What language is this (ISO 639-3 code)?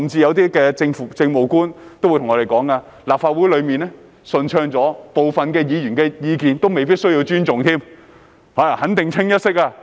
yue